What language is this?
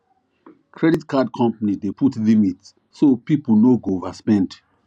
Nigerian Pidgin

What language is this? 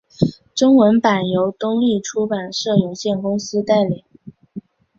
Chinese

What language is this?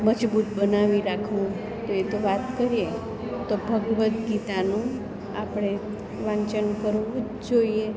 Gujarati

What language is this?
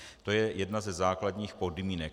Czech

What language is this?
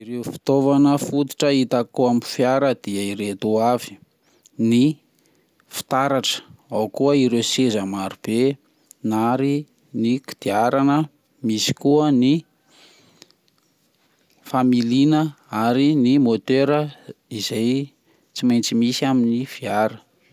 Malagasy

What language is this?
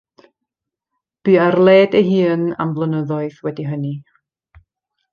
Welsh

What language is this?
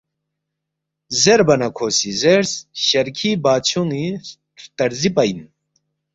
Balti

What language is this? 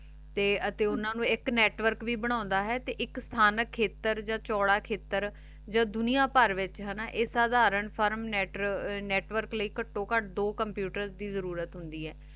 Punjabi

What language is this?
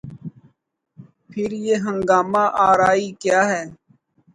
Urdu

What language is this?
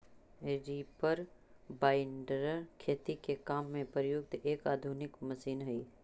Magahi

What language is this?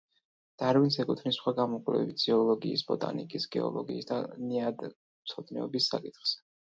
Georgian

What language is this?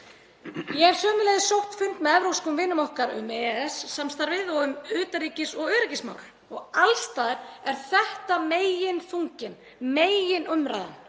Icelandic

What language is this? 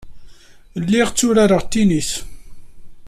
Kabyle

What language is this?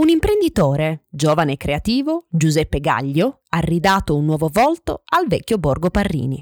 Italian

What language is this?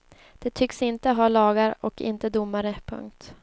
Swedish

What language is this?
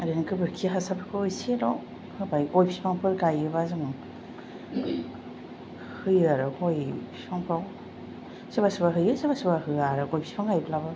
Bodo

